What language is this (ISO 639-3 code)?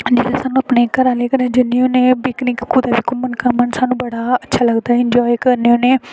doi